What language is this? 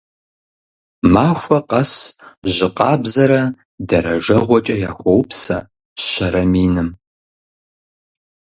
Kabardian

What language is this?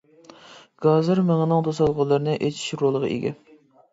Uyghur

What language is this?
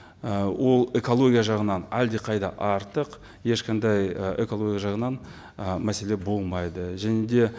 Kazakh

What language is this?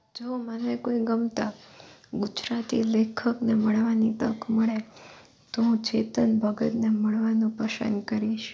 Gujarati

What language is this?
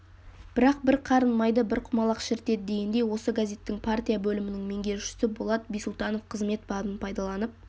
Kazakh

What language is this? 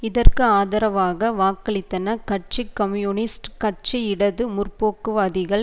Tamil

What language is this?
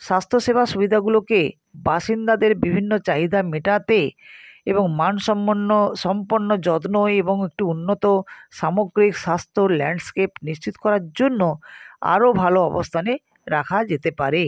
Bangla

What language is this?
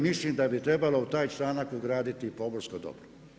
Croatian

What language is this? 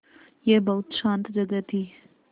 Hindi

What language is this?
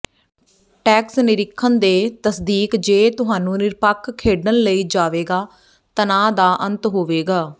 Punjabi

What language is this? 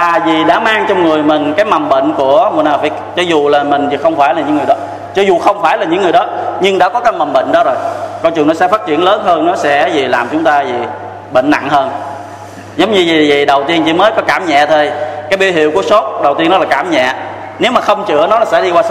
Vietnamese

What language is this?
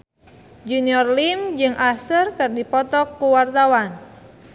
Sundanese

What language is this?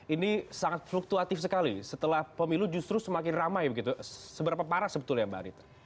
Indonesian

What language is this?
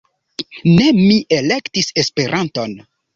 Esperanto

